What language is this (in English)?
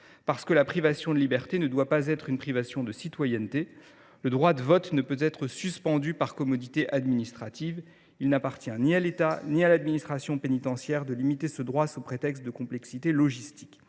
French